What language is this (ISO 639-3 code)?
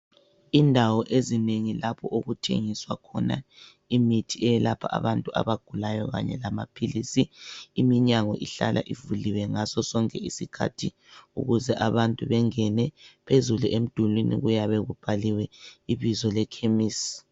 nde